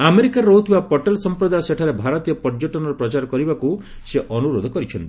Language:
Odia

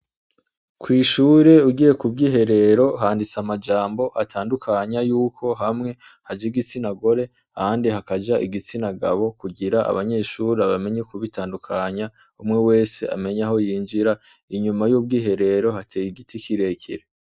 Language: Rundi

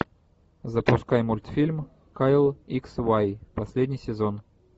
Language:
Russian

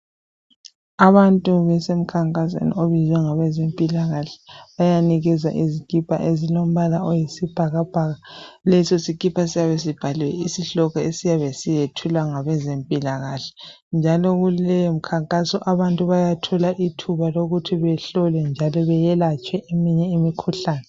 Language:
North Ndebele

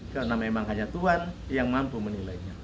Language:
Indonesian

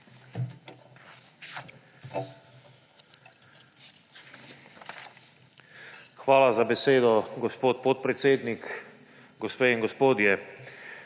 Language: Slovenian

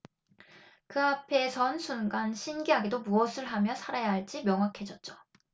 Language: Korean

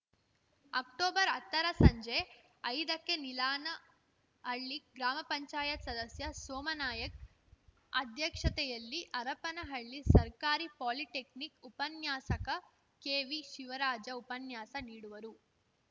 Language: Kannada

